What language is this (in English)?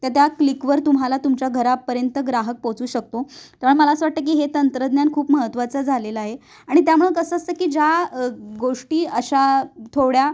Marathi